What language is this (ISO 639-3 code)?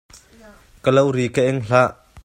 cnh